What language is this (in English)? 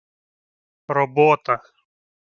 Ukrainian